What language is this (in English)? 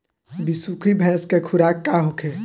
Bhojpuri